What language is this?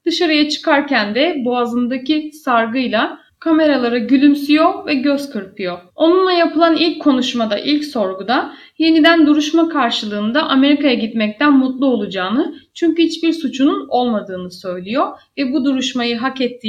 Turkish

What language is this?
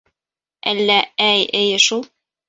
Bashkir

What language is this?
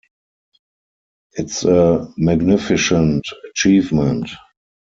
English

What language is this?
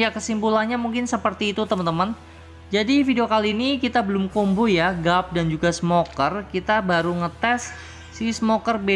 Indonesian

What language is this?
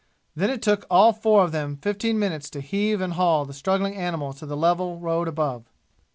English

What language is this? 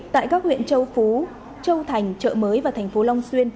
Vietnamese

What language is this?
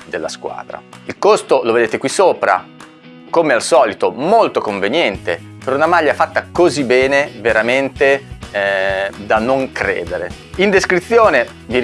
Italian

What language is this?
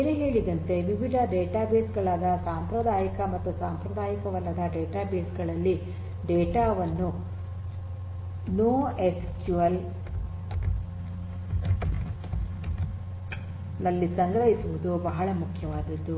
Kannada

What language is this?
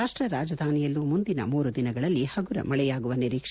Kannada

